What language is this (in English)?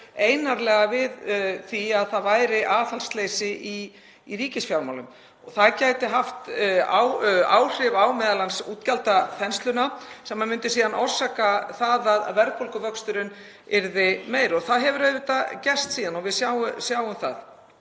Icelandic